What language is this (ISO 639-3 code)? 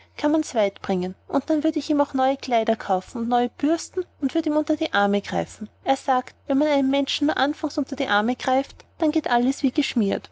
deu